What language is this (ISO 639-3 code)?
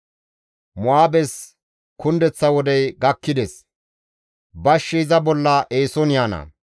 gmv